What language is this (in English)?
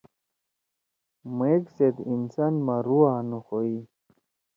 Torwali